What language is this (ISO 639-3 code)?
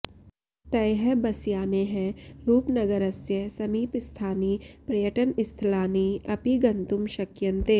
san